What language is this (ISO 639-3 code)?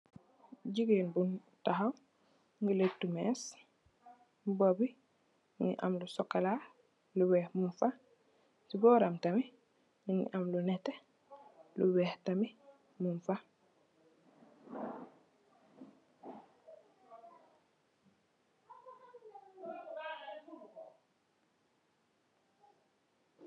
wol